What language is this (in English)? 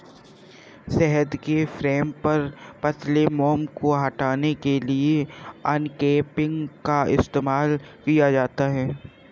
Hindi